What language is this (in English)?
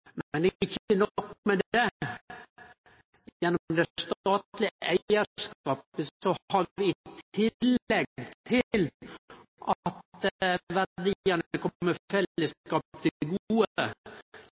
Norwegian Nynorsk